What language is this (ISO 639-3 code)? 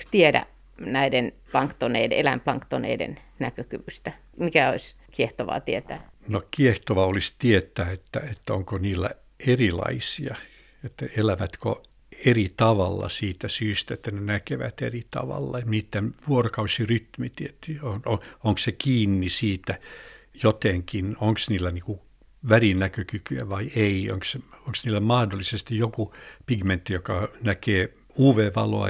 fin